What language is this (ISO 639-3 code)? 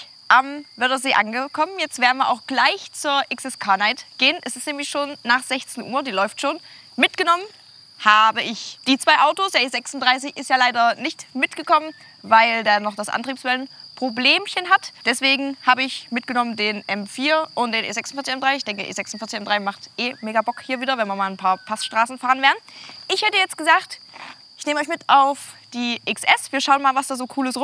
deu